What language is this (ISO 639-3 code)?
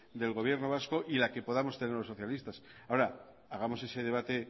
spa